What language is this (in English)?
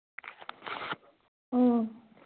Manipuri